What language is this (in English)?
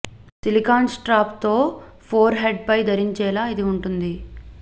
Telugu